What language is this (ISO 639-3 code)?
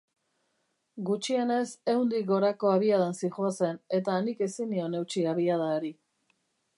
eus